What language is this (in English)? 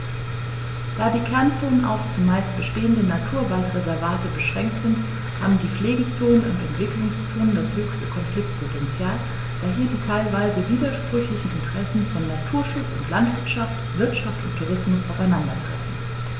German